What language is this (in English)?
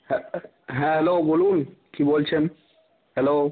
Bangla